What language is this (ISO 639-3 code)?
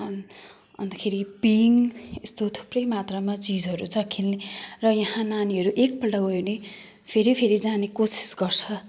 nep